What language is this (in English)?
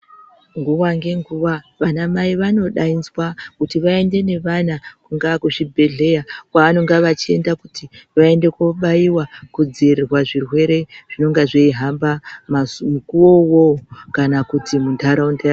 Ndau